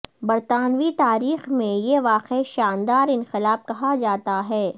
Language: Urdu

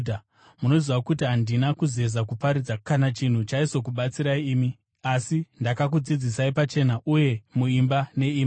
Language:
Shona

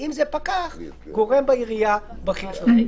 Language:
Hebrew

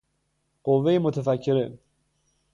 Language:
Persian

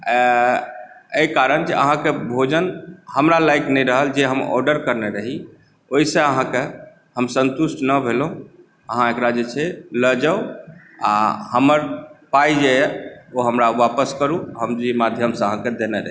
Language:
Maithili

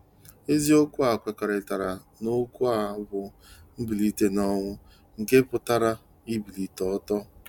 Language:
Igbo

